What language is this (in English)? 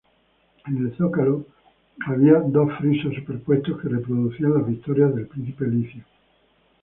Spanish